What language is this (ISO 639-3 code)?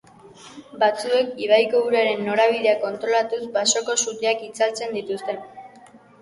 eus